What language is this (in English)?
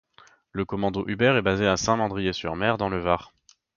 French